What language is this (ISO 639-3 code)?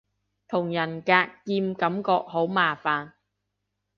yue